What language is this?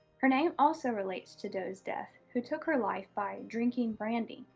English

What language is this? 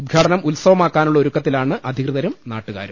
Malayalam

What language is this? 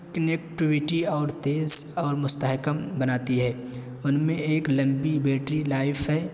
Urdu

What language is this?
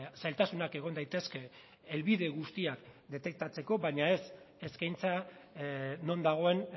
Basque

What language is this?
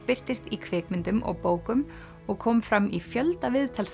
Icelandic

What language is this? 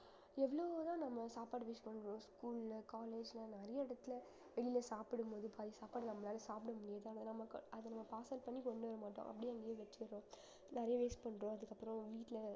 Tamil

